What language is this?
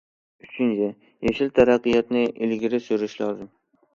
Uyghur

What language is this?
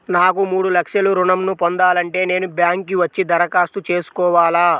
Telugu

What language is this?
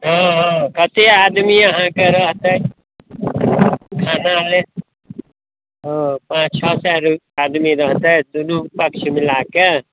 Maithili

